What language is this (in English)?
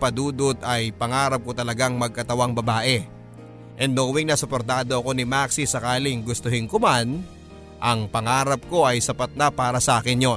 Filipino